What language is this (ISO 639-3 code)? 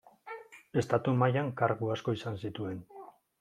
eus